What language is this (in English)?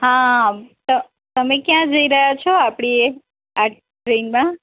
Gujarati